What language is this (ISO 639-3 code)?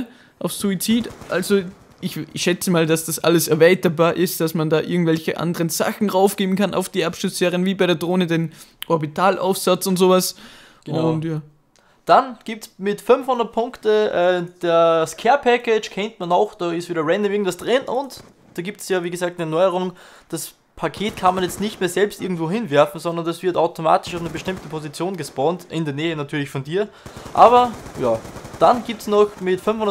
deu